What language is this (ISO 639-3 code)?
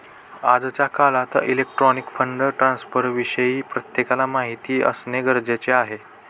mar